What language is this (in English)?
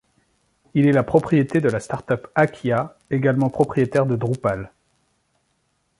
French